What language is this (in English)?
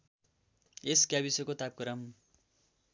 Nepali